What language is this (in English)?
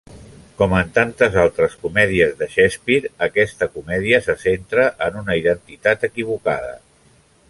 Catalan